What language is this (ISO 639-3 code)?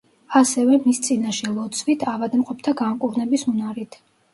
kat